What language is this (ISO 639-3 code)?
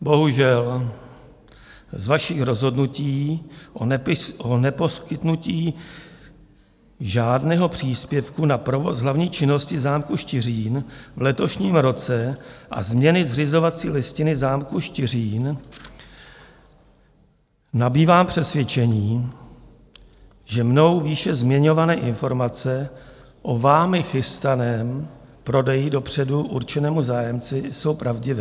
ces